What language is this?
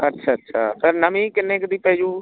Punjabi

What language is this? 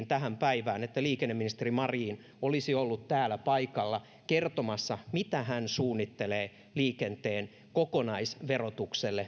Finnish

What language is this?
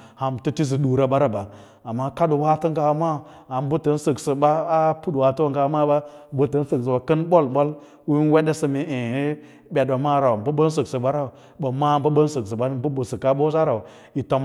Lala-Roba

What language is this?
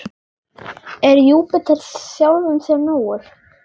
Icelandic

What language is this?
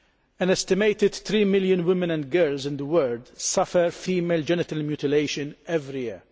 English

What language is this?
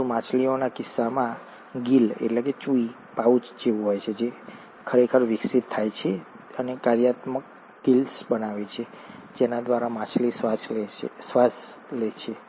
Gujarati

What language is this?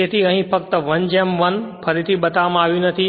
Gujarati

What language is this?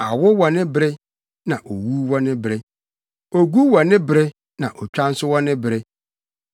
Akan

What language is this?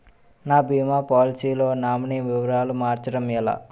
Telugu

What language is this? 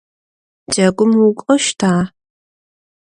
Adyghe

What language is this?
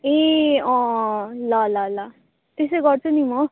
Nepali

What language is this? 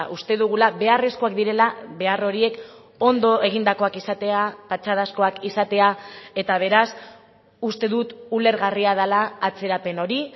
Basque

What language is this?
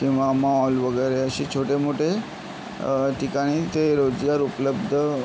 Marathi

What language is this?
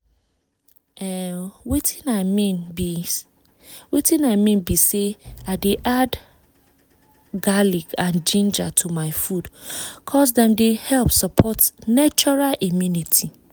Nigerian Pidgin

